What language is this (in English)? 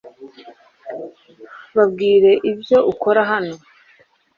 Kinyarwanda